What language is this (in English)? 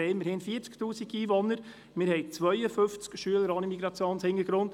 Swiss German